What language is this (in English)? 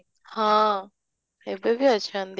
Odia